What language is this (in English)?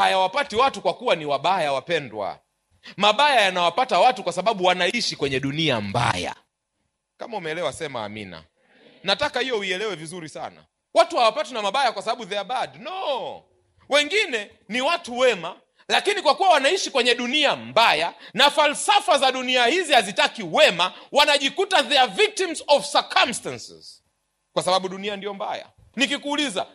Swahili